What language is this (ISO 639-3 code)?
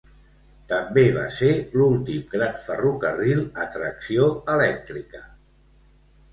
cat